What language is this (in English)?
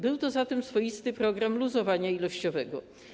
Polish